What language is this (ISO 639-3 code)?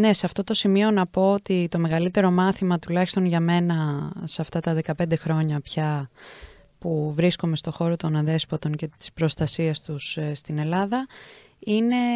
ell